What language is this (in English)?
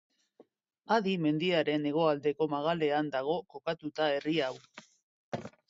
Basque